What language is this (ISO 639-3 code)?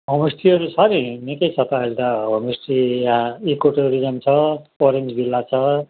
nep